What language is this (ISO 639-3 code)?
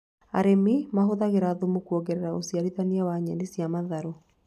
kik